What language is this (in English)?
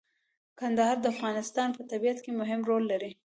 Pashto